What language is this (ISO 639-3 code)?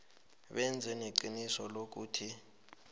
nbl